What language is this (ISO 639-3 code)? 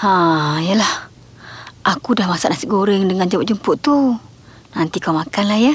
msa